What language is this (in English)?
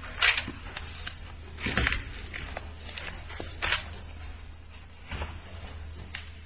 English